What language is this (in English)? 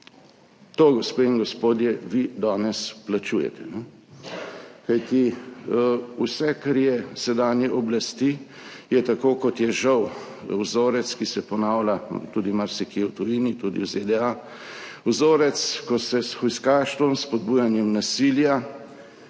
Slovenian